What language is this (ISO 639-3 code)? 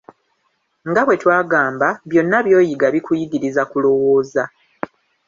lug